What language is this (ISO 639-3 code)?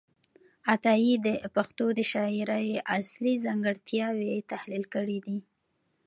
pus